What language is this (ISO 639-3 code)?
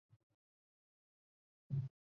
zho